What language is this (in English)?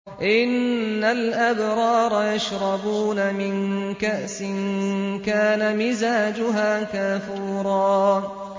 Arabic